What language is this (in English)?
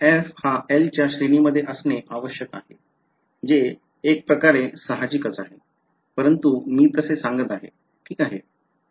Marathi